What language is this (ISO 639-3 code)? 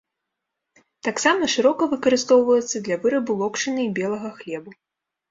bel